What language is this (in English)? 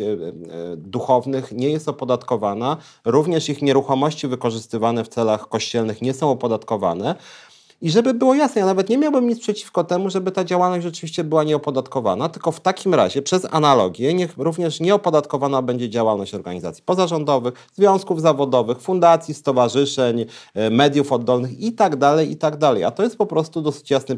Polish